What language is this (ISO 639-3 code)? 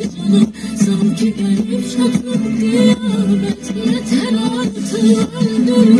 por